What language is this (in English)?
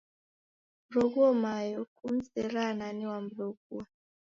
Taita